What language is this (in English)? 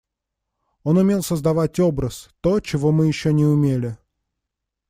Russian